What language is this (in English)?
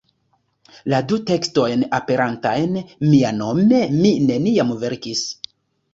Esperanto